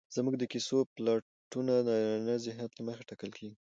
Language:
Pashto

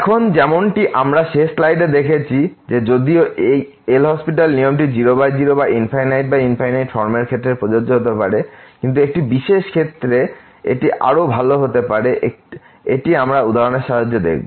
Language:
Bangla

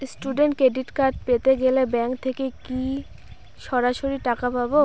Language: Bangla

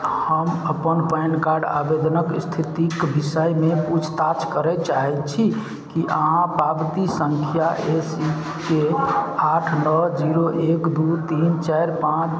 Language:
Maithili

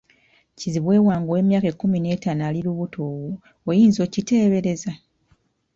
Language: Ganda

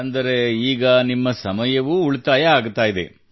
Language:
Kannada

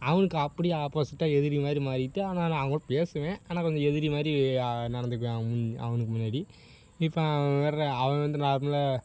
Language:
Tamil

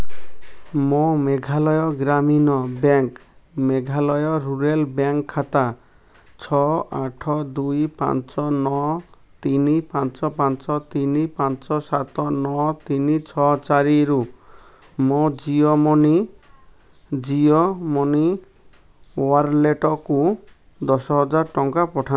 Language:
Odia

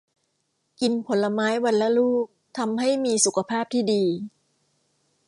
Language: Thai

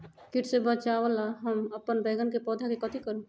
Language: Magahi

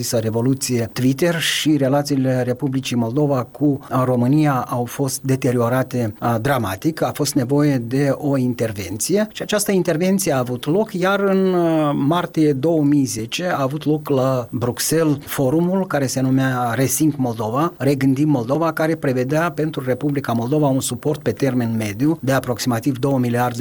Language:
Romanian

